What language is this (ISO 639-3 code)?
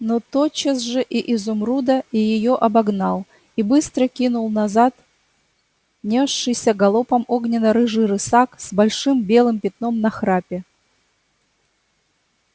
rus